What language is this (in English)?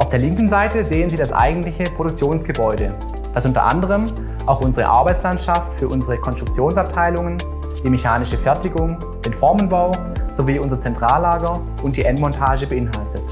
German